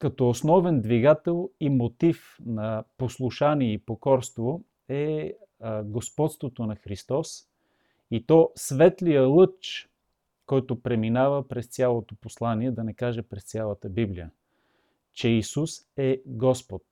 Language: Bulgarian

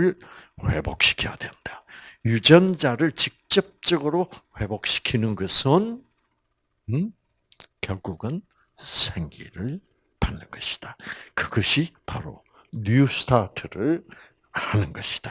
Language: Korean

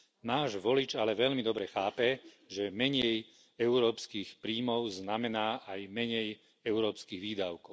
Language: Slovak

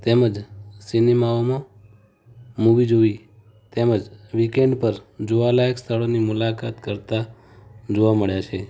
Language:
Gujarati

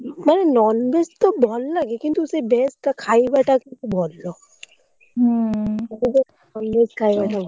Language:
Odia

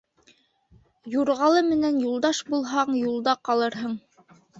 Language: Bashkir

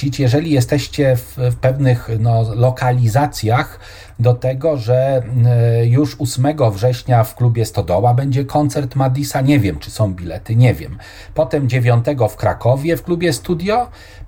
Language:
Polish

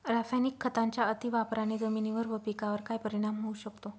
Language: Marathi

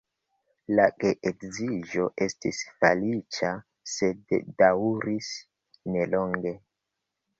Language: Esperanto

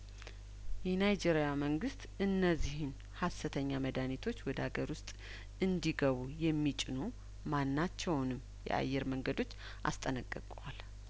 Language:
Amharic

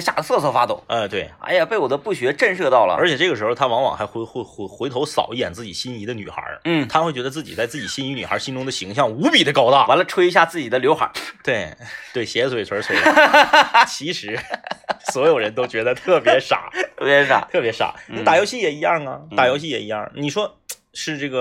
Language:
Chinese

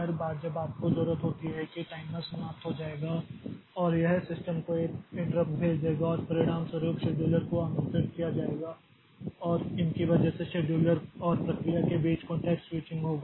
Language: Hindi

